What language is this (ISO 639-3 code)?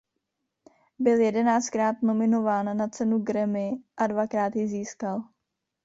ces